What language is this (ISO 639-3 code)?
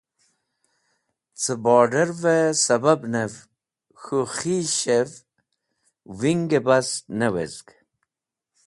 wbl